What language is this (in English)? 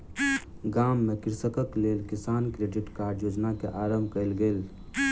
Maithili